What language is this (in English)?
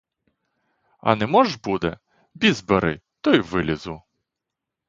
Ukrainian